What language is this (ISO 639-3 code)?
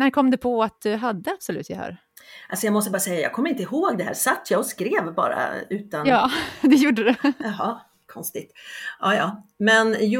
swe